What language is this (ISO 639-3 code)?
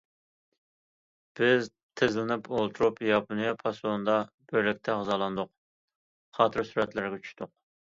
uig